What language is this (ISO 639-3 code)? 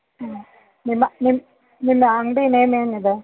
kan